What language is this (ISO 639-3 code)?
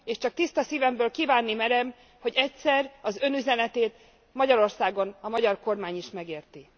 hun